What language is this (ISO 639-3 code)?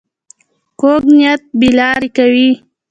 pus